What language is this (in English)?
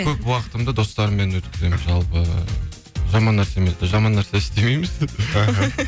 Kazakh